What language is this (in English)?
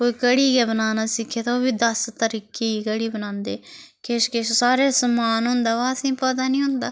Dogri